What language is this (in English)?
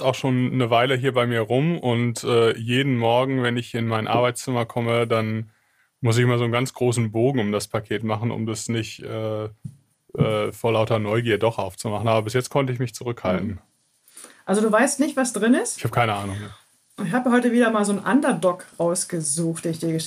German